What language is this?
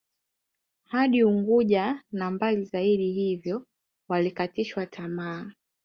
Swahili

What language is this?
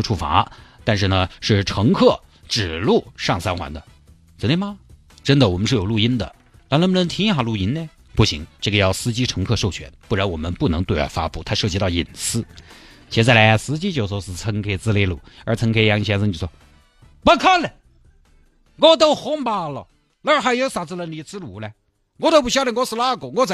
Chinese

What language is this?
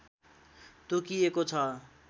Nepali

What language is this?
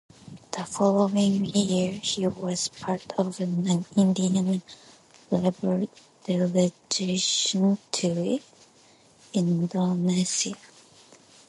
English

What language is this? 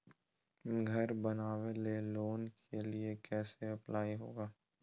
Magahi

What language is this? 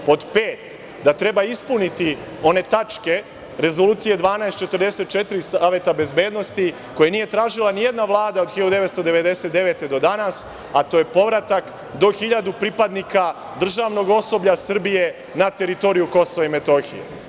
Serbian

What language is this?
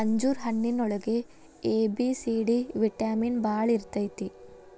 Kannada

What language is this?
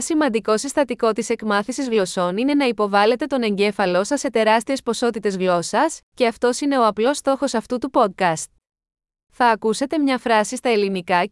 Greek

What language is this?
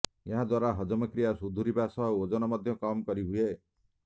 Odia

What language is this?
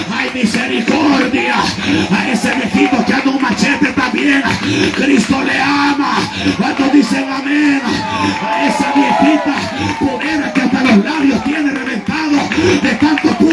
Spanish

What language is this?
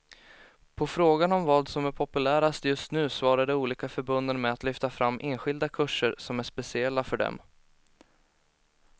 Swedish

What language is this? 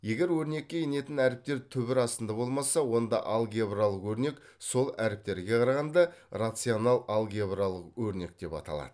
Kazakh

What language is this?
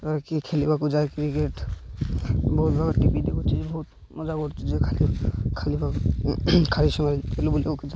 Odia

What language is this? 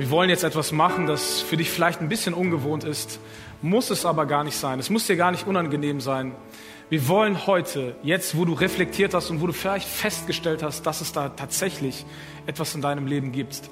German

